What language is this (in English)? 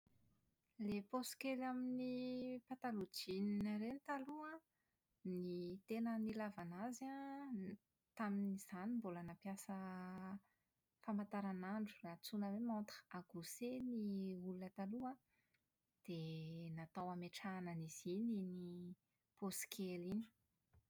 Malagasy